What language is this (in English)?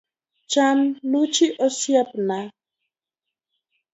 Luo (Kenya and Tanzania)